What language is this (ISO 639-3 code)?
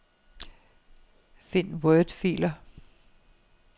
dan